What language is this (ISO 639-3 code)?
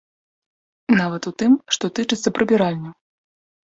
bel